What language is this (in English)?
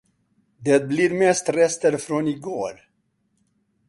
Swedish